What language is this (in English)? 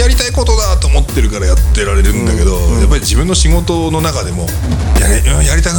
Japanese